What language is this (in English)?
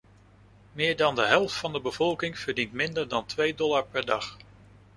Dutch